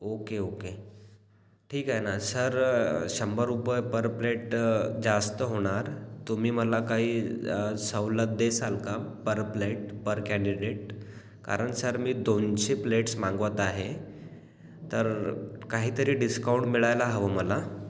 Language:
Marathi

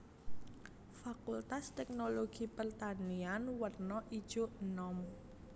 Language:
Javanese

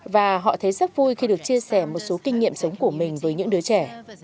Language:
Vietnamese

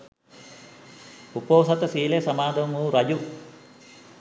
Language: Sinhala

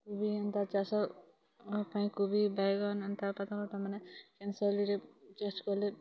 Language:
Odia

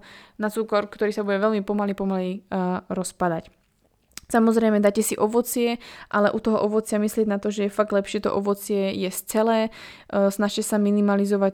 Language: Slovak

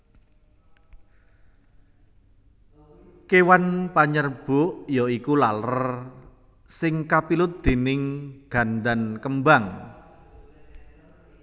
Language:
Javanese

